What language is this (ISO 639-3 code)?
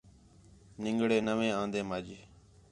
xhe